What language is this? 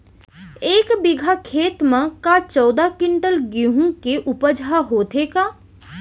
Chhattisgarhi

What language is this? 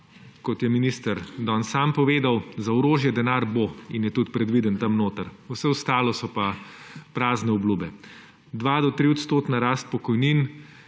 Slovenian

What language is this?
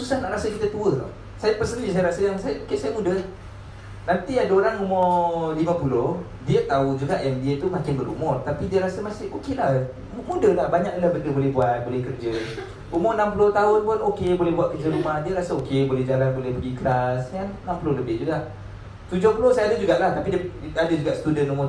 Malay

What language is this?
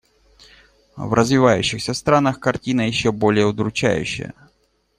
Russian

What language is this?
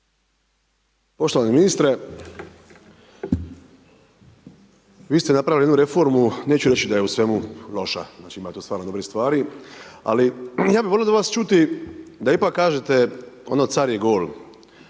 Croatian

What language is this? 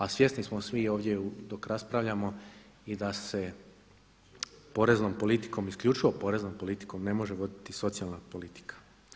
Croatian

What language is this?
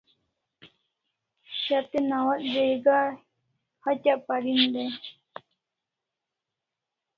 Kalasha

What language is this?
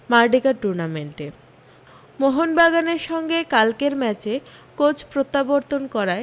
Bangla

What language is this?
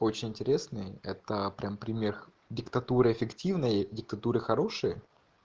Russian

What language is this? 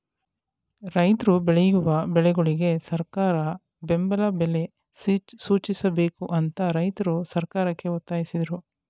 Kannada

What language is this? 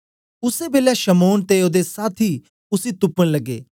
Dogri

